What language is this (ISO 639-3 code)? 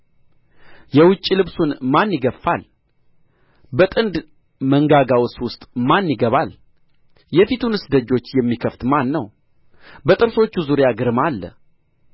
amh